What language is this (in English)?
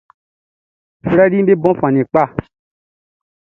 Baoulé